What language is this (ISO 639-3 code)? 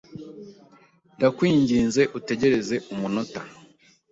kin